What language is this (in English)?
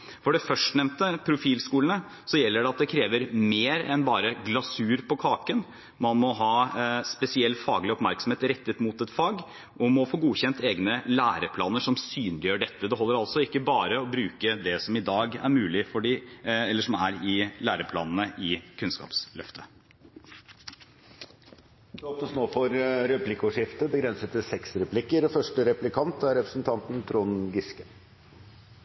Norwegian Bokmål